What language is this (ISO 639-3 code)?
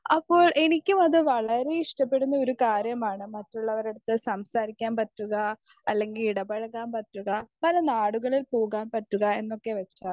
mal